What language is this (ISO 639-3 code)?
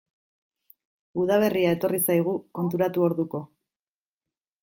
eus